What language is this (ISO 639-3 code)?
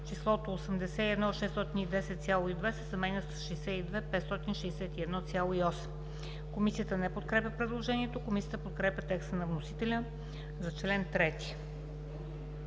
bul